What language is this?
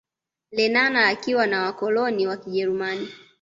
Swahili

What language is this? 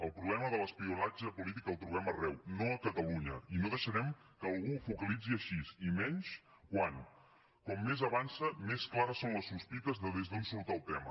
Catalan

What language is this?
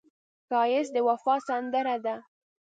Pashto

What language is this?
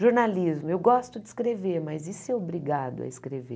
Portuguese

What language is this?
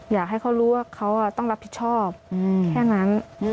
Thai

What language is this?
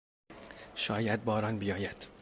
Persian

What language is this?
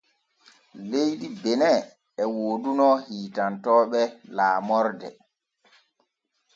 Borgu Fulfulde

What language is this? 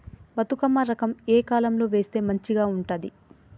Telugu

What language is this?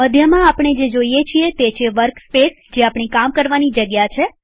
Gujarati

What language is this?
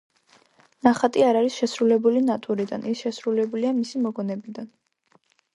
Georgian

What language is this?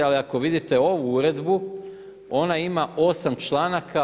Croatian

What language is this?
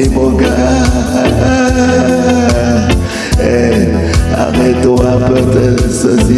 French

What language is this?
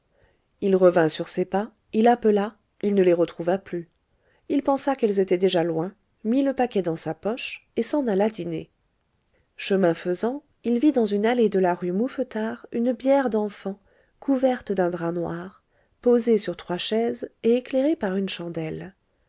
French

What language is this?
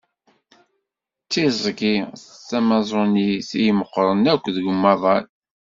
Kabyle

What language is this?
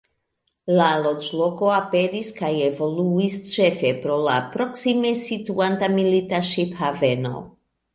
Esperanto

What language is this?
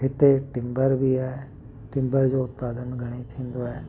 Sindhi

